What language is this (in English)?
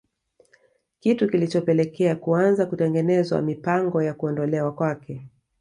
Swahili